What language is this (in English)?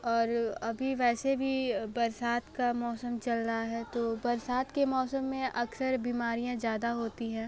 Hindi